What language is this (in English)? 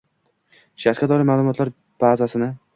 Uzbek